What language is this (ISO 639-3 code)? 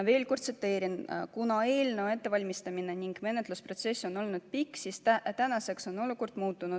est